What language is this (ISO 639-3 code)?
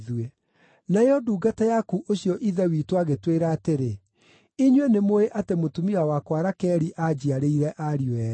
kik